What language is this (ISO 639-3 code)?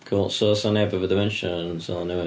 cym